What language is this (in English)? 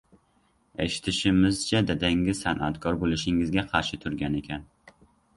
Uzbek